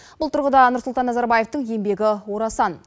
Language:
Kazakh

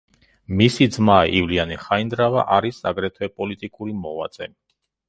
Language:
Georgian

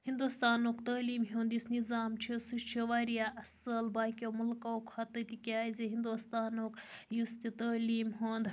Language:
Kashmiri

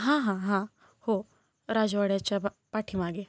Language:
Marathi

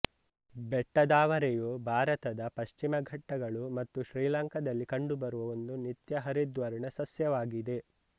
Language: Kannada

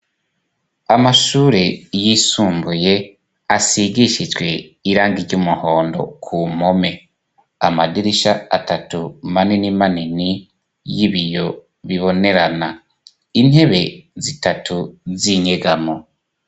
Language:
Rundi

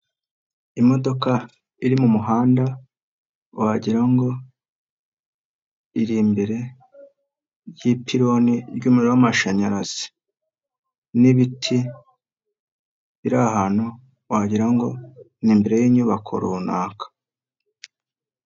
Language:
Kinyarwanda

